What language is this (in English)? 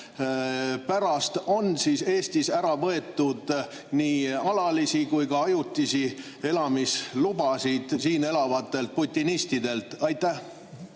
Estonian